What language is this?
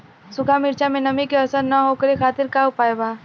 Bhojpuri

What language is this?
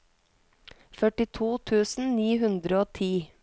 Norwegian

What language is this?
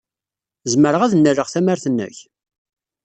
Kabyle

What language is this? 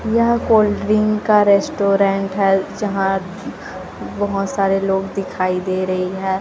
Hindi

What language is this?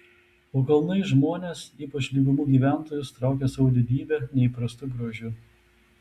Lithuanian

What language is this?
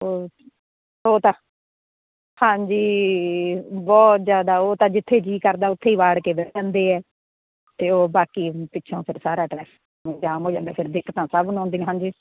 Punjabi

